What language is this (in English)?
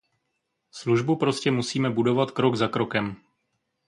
Czech